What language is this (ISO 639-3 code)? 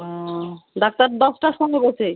ben